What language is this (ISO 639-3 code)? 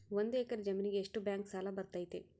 kan